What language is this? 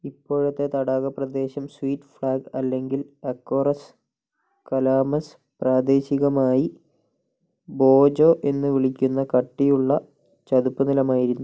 Malayalam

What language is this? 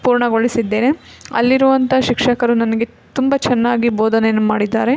Kannada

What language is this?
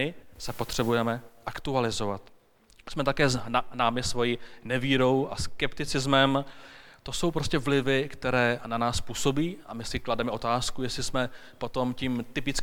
Czech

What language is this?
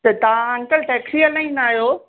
Sindhi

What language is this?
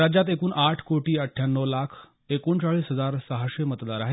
Marathi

